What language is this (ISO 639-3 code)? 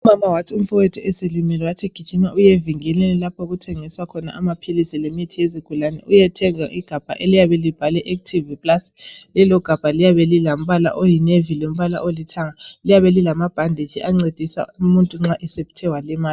nde